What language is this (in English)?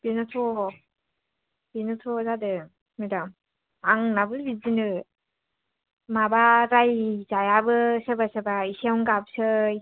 Bodo